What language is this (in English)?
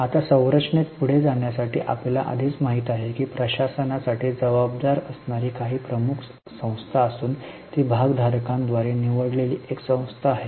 Marathi